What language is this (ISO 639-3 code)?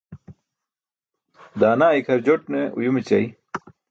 bsk